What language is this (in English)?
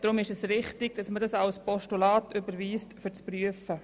Swiss German